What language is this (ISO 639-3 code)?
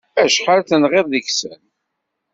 kab